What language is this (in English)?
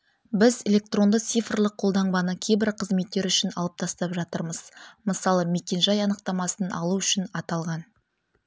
Kazakh